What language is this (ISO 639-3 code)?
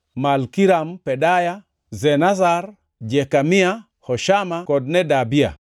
luo